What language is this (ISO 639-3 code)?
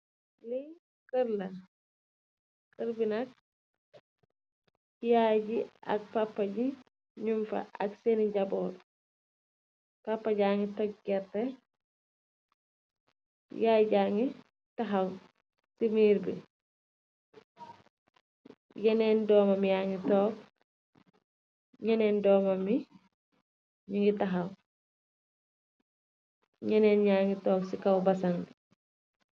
wol